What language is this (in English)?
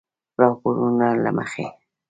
Pashto